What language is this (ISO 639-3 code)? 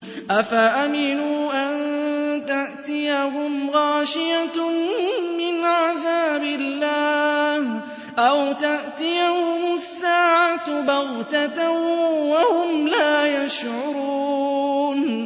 ara